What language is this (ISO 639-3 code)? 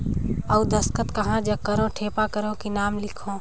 hne